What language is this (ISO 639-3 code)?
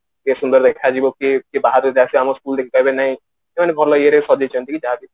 ori